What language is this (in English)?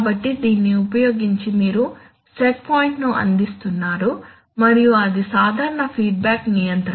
Telugu